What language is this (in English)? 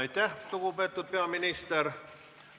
Estonian